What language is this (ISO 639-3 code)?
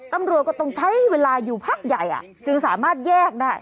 tha